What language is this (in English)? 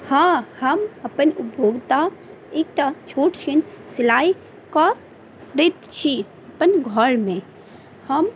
Maithili